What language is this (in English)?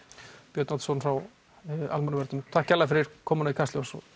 Icelandic